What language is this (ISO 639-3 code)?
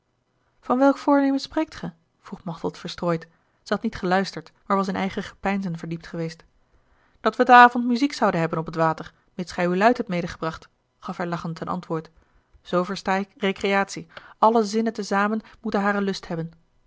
nld